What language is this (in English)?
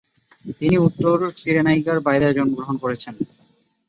Bangla